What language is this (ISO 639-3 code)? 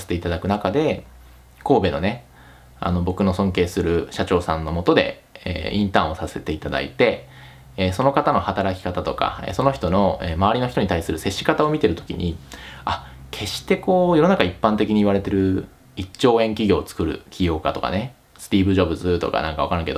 jpn